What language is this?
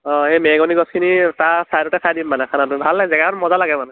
Assamese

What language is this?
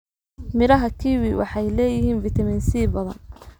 Somali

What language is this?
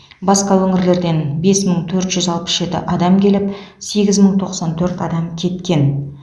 Kazakh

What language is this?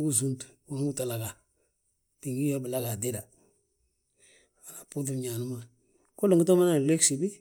Balanta-Ganja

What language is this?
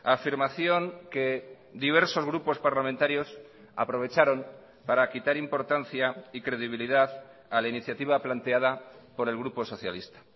Spanish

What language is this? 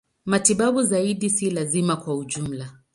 Swahili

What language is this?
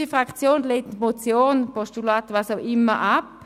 Swiss German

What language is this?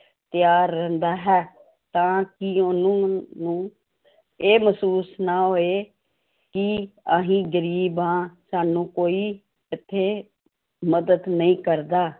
Punjabi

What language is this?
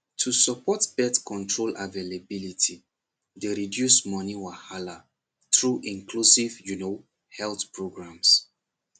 Nigerian Pidgin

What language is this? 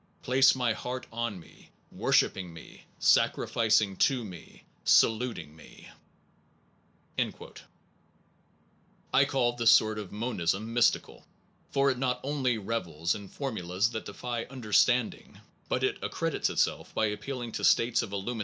English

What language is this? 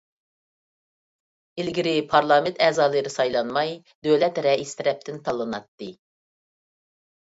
Uyghur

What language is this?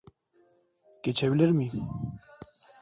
Turkish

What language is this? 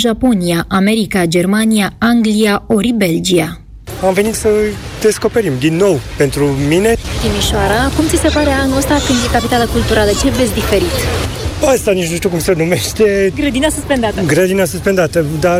Romanian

